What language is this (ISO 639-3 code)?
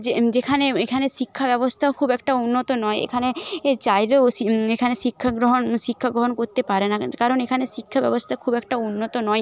ben